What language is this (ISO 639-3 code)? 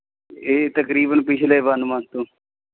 pan